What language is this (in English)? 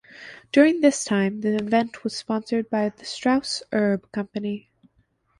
English